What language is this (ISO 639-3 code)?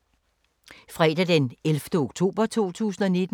dan